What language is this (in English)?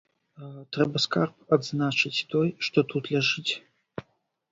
Belarusian